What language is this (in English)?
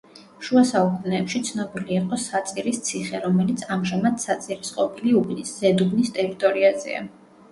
Georgian